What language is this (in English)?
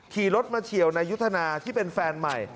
Thai